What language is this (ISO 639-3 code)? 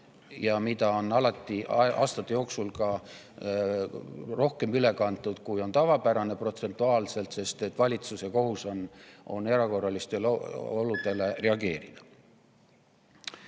est